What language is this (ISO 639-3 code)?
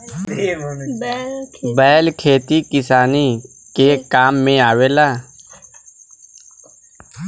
bho